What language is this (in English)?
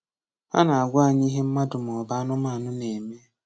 Igbo